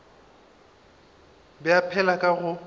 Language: Northern Sotho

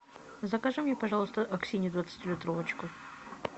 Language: Russian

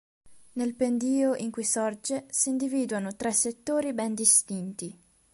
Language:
Italian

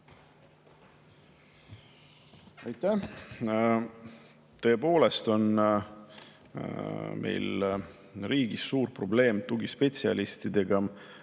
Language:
Estonian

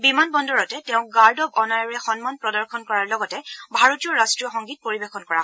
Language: Assamese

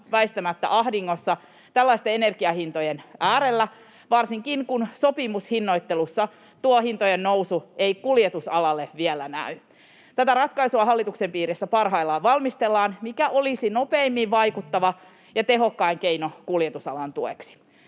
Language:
Finnish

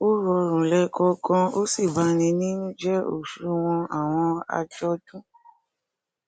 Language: Yoruba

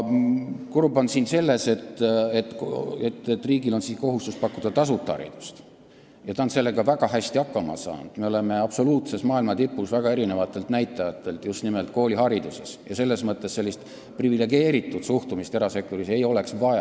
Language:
Estonian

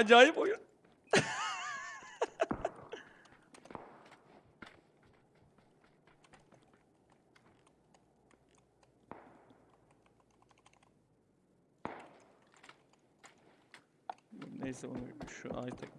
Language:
Turkish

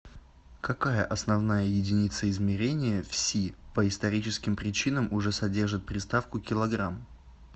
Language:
Russian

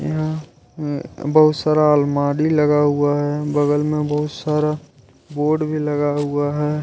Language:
Hindi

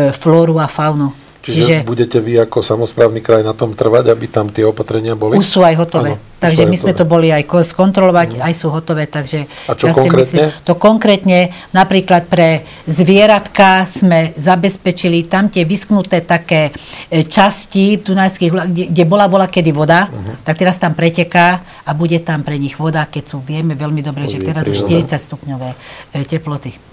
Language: Slovak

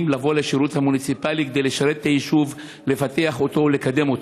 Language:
Hebrew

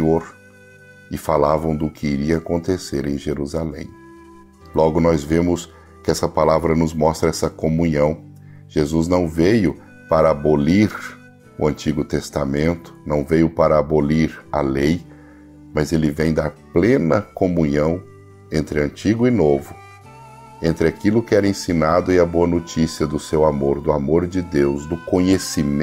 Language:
Portuguese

